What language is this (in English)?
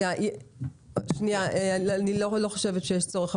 Hebrew